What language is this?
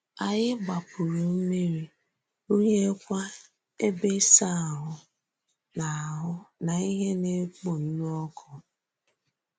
Igbo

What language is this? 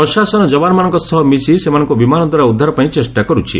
Odia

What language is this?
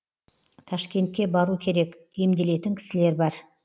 Kazakh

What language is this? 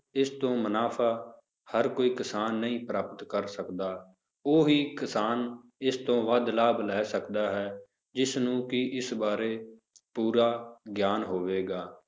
Punjabi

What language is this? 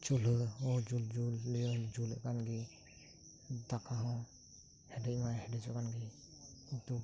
Santali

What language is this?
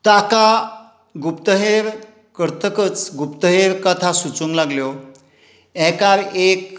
Konkani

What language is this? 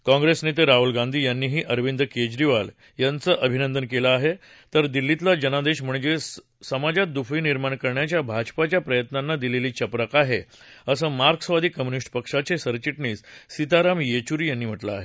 Marathi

